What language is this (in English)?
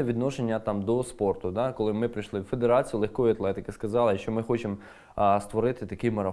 Ukrainian